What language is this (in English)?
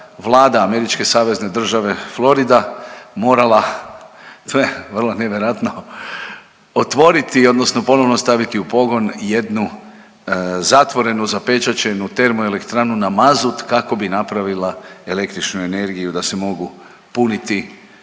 Croatian